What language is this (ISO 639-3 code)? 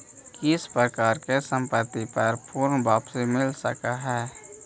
mag